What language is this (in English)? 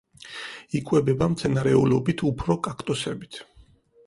Georgian